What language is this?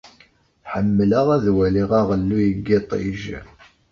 Kabyle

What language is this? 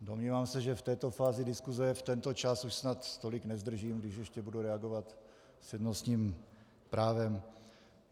Czech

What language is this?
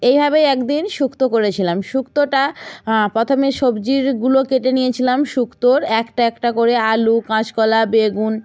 Bangla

